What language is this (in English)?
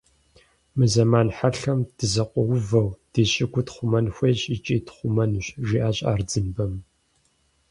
Kabardian